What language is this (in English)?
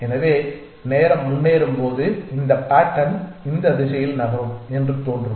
Tamil